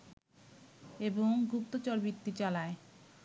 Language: Bangla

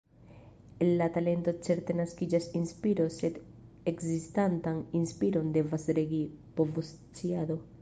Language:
Esperanto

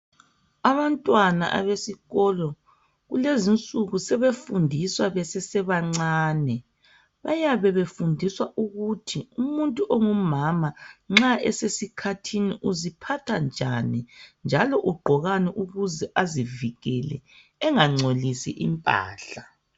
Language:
North Ndebele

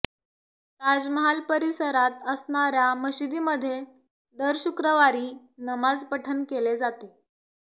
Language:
Marathi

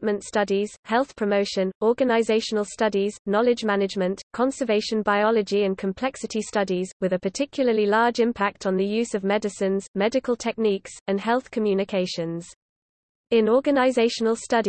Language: English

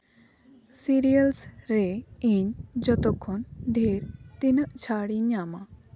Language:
Santali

